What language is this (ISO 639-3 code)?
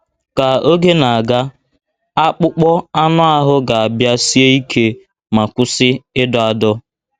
ibo